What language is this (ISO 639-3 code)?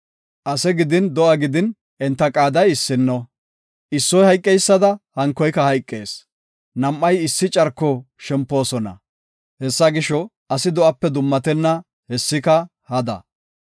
gof